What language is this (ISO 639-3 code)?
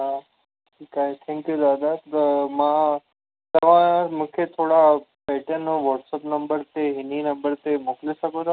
snd